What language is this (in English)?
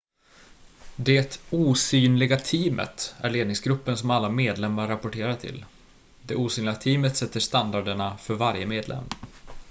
Swedish